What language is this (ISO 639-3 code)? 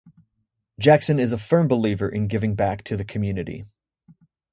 eng